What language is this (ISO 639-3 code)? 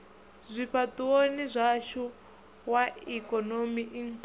ven